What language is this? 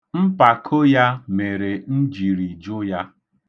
Igbo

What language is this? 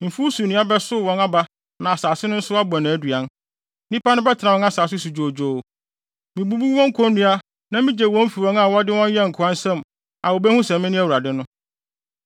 Akan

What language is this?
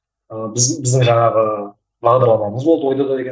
Kazakh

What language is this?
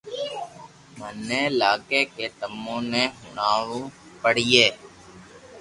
Loarki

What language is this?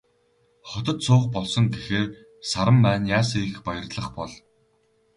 Mongolian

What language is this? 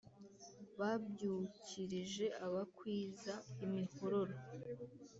Kinyarwanda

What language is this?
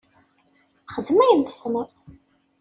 Kabyle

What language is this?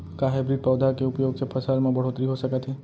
Chhattisgarhi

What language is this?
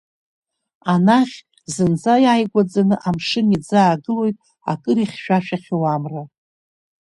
Abkhazian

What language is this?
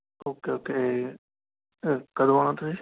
Punjabi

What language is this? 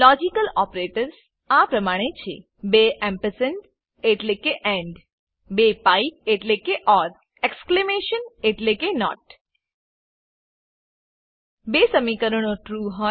Gujarati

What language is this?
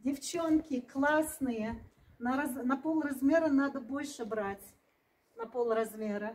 Russian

